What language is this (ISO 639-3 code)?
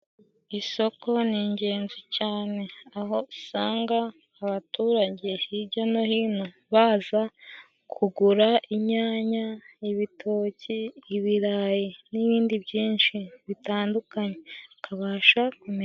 kin